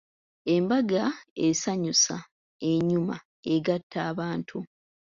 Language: Ganda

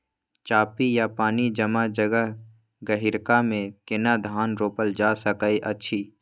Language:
Maithili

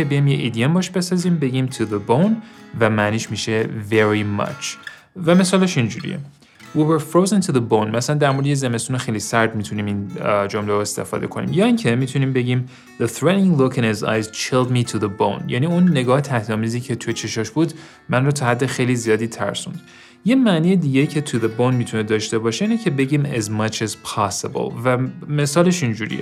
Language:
Persian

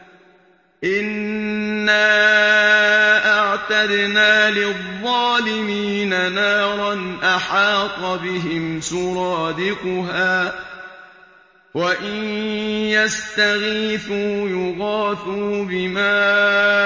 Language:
Arabic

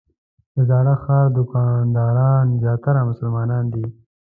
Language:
Pashto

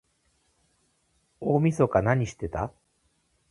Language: Japanese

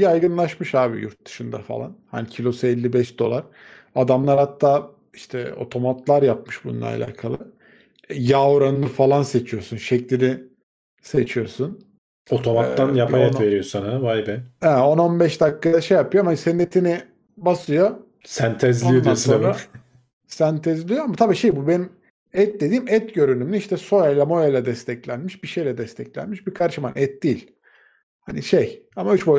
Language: Turkish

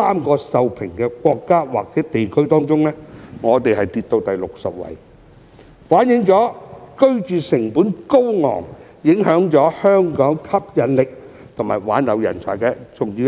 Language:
Cantonese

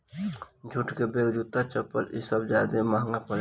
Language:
Bhojpuri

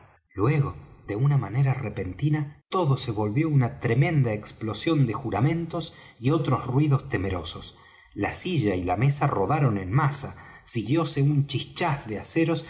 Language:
Spanish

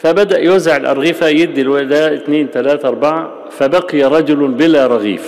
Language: Arabic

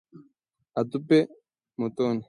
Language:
Swahili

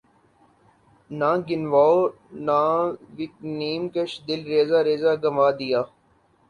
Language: Urdu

